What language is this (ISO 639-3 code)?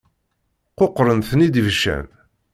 kab